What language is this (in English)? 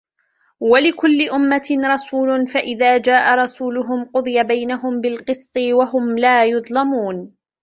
Arabic